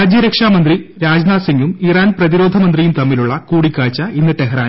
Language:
Malayalam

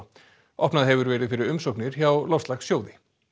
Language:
Icelandic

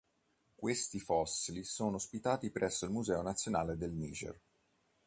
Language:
Italian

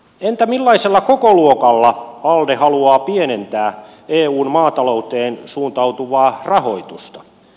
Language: Finnish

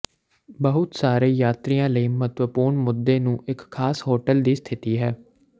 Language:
Punjabi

